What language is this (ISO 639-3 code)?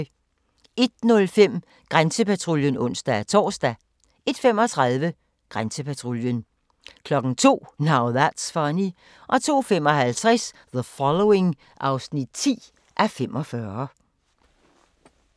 dan